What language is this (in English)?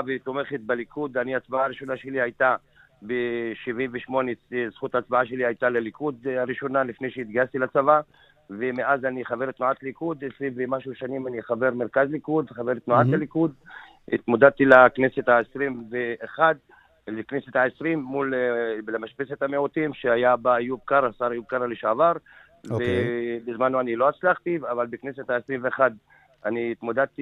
Hebrew